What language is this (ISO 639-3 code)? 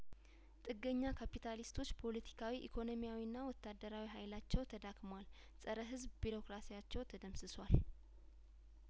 amh